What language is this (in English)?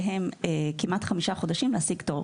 Hebrew